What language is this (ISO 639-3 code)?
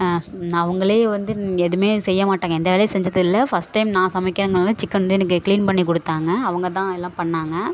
tam